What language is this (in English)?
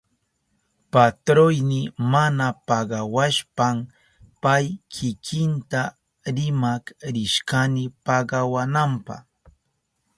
Southern Pastaza Quechua